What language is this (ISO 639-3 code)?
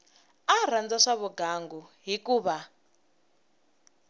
tso